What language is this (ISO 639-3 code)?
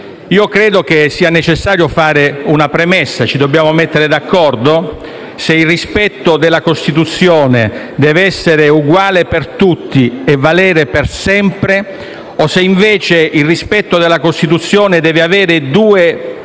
ita